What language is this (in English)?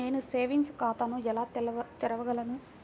Telugu